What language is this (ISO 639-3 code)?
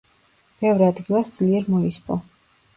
kat